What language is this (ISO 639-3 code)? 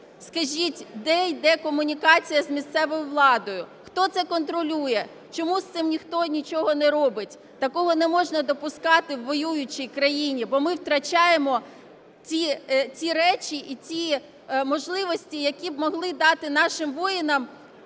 ukr